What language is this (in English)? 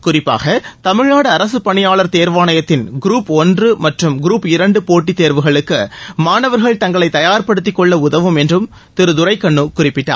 Tamil